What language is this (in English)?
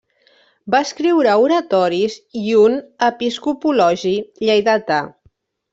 Catalan